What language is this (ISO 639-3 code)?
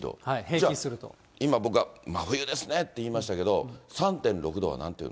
jpn